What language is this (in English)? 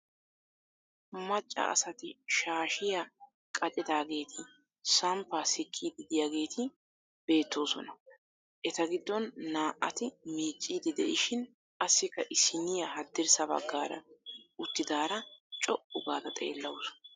Wolaytta